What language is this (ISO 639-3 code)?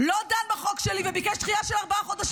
heb